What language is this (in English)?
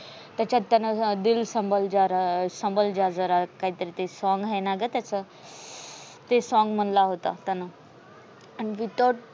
Marathi